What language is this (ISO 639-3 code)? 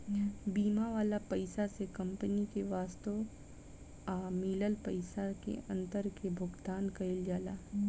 bho